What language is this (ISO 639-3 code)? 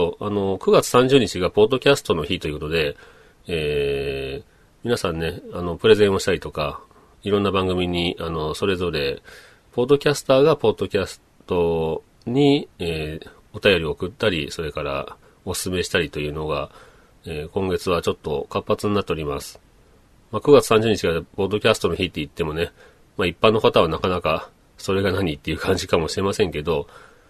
jpn